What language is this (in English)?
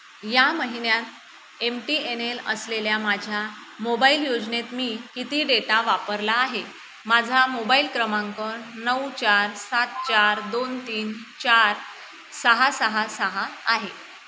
Marathi